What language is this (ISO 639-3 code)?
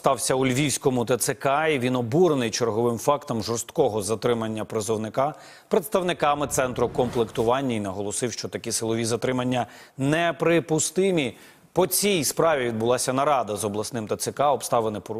ukr